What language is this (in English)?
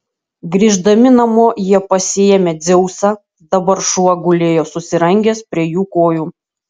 Lithuanian